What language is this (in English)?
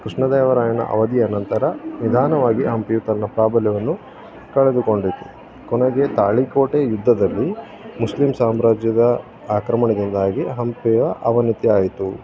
Kannada